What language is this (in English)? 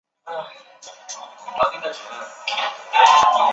Chinese